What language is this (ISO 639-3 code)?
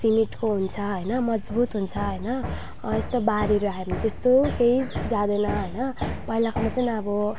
nep